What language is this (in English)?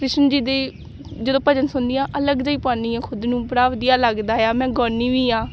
Punjabi